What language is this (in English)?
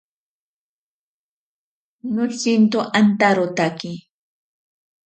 Ashéninka Perené